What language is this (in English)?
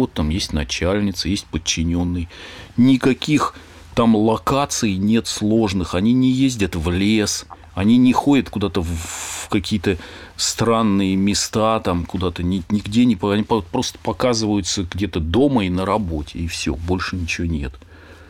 Russian